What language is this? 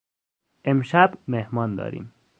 Persian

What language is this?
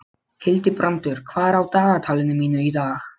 Icelandic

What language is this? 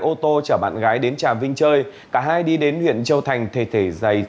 Vietnamese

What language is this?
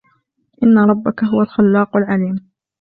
Arabic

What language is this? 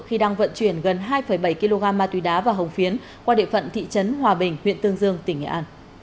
Vietnamese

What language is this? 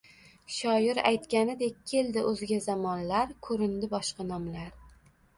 Uzbek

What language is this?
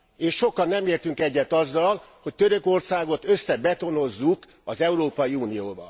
Hungarian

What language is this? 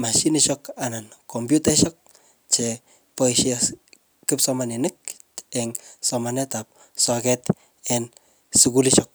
Kalenjin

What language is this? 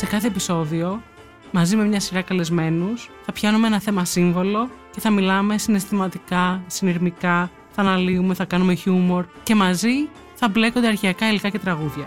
Greek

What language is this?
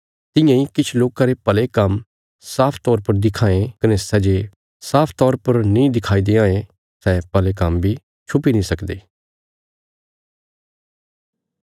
Bilaspuri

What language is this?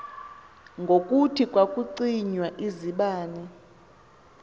Xhosa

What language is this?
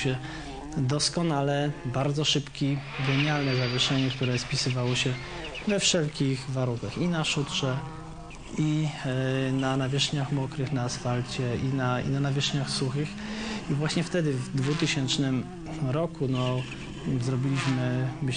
Polish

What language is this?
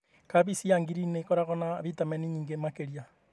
Kikuyu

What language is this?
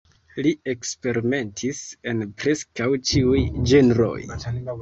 Esperanto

